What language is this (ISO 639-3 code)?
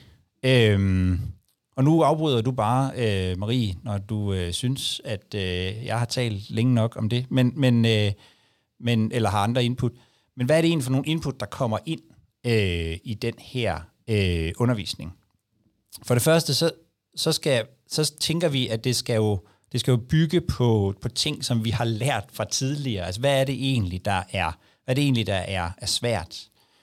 dan